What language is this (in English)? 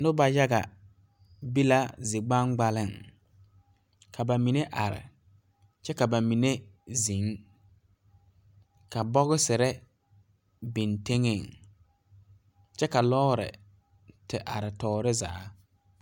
Southern Dagaare